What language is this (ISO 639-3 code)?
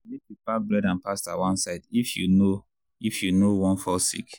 pcm